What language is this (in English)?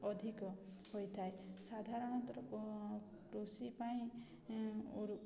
Odia